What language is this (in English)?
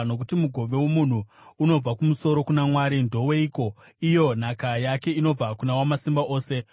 Shona